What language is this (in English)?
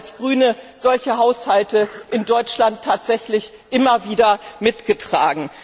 German